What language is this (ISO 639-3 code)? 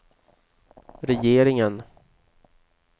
swe